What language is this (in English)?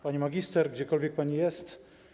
Polish